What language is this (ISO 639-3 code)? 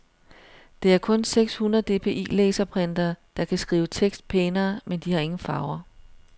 dan